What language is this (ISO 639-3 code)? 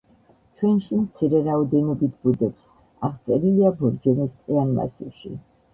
kat